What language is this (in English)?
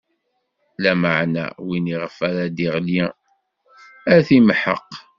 Kabyle